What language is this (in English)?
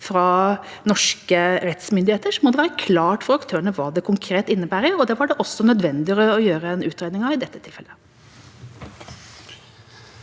Norwegian